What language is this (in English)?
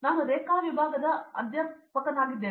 Kannada